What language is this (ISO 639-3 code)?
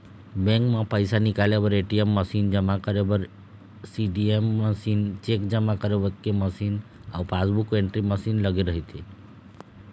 hne